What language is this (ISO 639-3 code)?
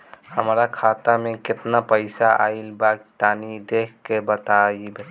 bho